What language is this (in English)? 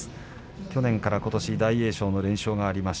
Japanese